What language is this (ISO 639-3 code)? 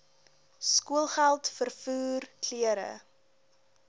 afr